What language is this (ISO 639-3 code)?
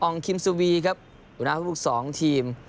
tha